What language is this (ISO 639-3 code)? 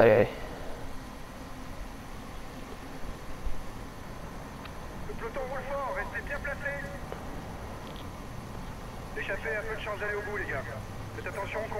fra